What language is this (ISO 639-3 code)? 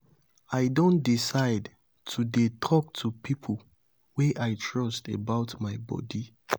pcm